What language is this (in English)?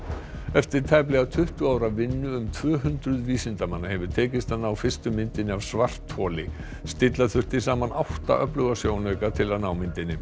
Icelandic